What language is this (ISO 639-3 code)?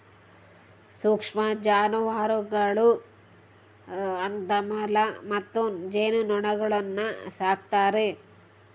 kan